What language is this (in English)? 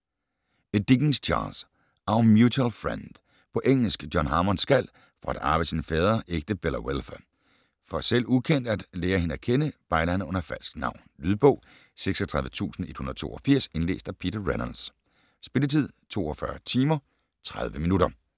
Danish